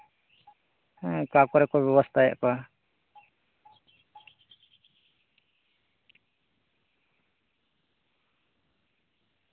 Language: Santali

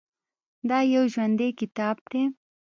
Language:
Pashto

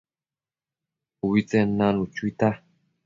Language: Matsés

